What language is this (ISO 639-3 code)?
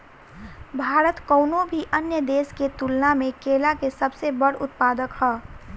bho